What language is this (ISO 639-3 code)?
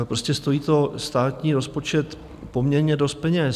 ces